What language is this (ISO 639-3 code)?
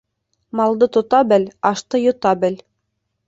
bak